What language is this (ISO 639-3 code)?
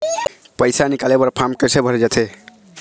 hne